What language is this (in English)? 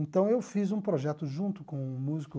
Portuguese